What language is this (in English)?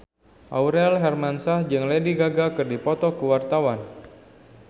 Sundanese